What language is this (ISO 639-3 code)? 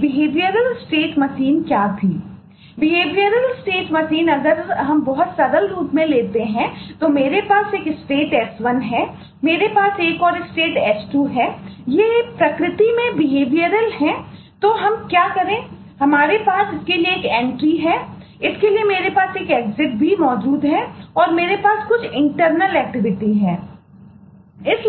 hin